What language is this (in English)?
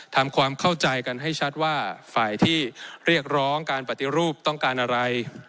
Thai